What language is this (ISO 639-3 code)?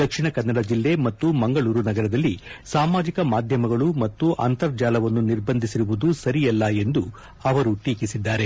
kan